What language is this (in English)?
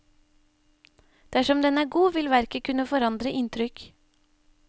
Norwegian